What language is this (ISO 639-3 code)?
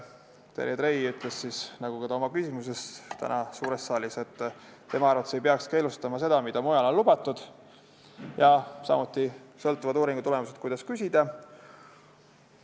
est